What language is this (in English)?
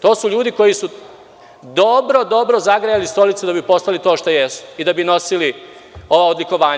Serbian